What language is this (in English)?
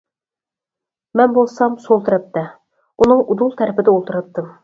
Uyghur